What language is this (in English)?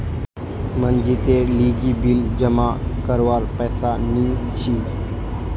Magahi